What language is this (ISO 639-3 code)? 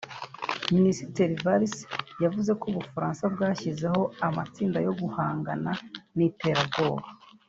kin